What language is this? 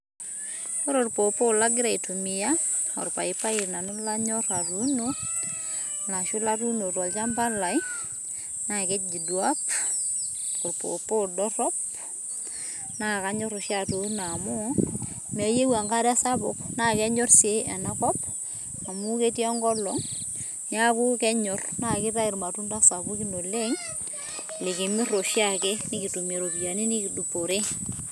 Masai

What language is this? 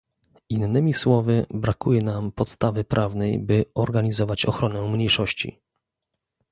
Polish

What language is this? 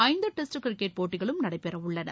Tamil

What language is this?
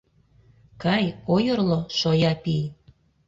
Mari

